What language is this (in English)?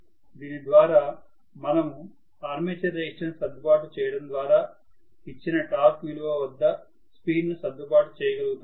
Telugu